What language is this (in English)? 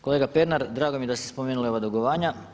Croatian